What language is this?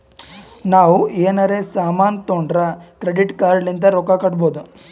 Kannada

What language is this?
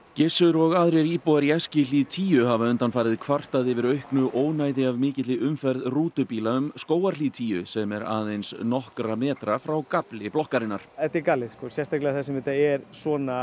Icelandic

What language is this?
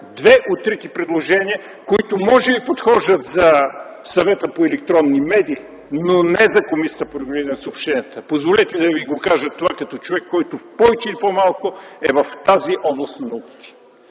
Bulgarian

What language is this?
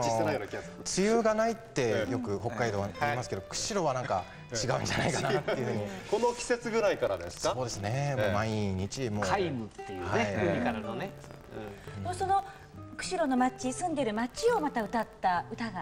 Japanese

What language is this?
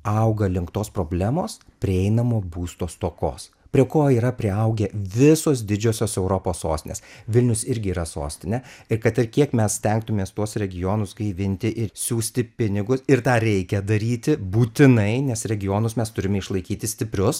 Lithuanian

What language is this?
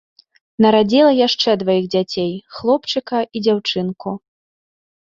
Belarusian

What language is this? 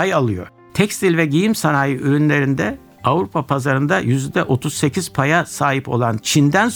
Turkish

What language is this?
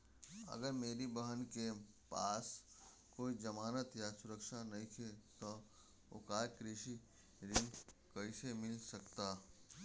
Bhojpuri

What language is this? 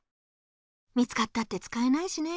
Japanese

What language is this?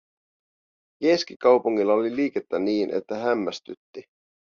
Finnish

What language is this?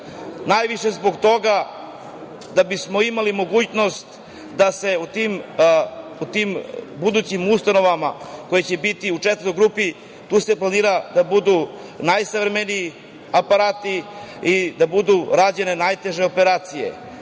Serbian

